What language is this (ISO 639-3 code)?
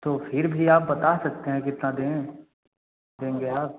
hin